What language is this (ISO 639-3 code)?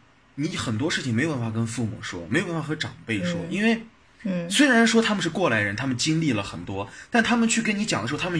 zho